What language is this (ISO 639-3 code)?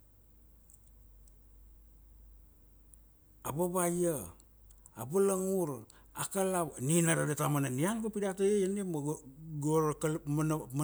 ksd